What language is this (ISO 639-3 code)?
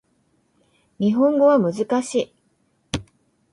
jpn